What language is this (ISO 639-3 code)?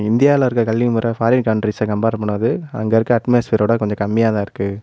tam